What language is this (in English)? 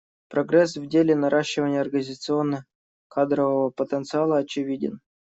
Russian